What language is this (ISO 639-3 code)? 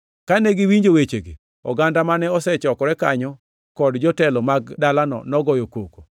luo